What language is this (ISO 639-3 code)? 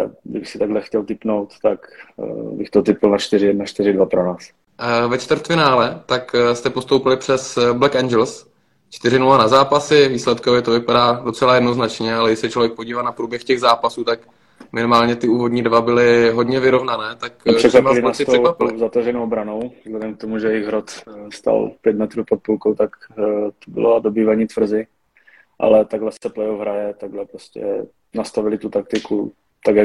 ces